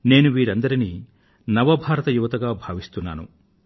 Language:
Telugu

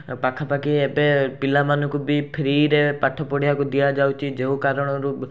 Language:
Odia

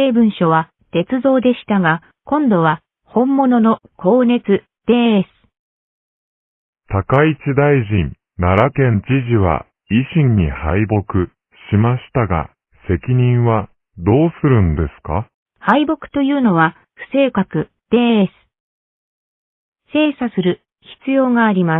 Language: Japanese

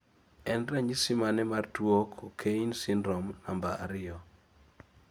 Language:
Luo (Kenya and Tanzania)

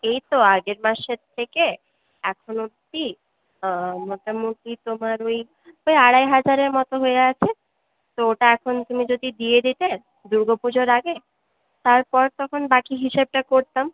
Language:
Bangla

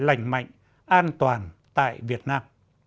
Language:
Vietnamese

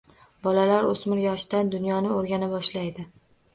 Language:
Uzbek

